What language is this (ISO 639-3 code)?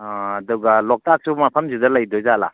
mni